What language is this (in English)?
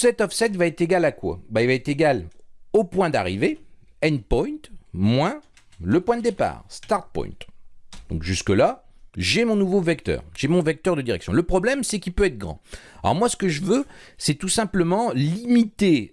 French